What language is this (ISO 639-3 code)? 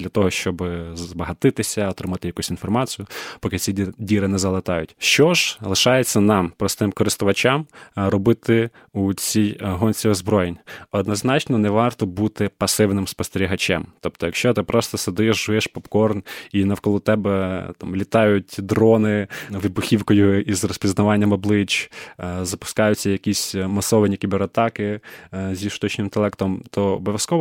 ukr